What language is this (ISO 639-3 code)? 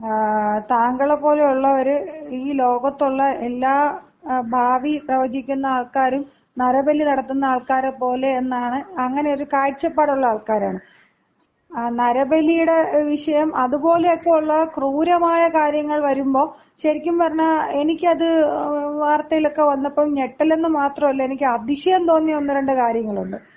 mal